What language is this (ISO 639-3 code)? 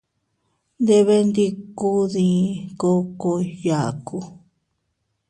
cut